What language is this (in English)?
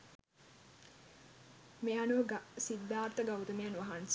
Sinhala